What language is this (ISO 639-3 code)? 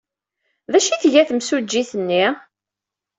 kab